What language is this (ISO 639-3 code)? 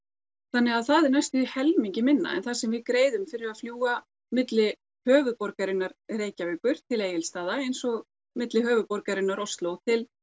isl